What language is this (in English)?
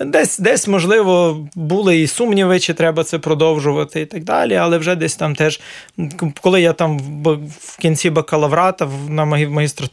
Ukrainian